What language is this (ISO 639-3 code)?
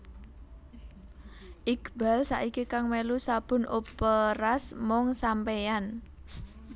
jav